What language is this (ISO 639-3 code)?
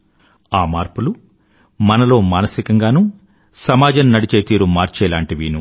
tel